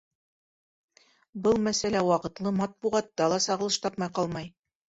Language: Bashkir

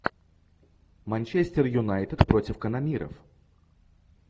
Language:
Russian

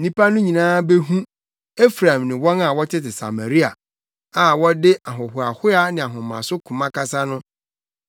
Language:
Akan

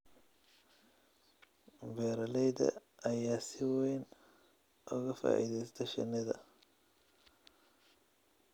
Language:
Somali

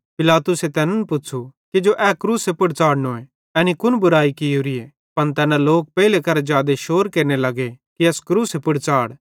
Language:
Bhadrawahi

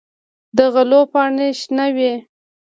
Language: Pashto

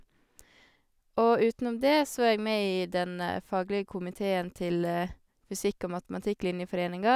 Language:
Norwegian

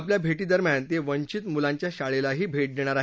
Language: Marathi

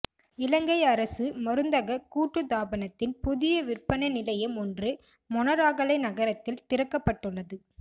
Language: Tamil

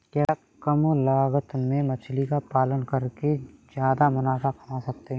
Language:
Hindi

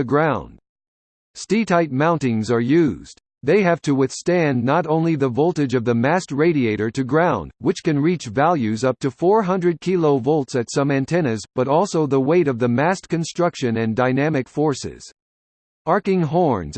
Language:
English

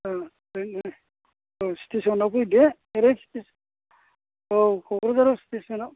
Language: Bodo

